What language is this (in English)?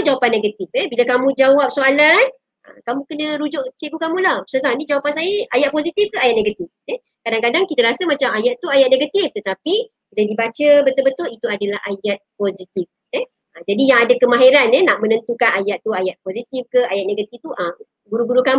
Malay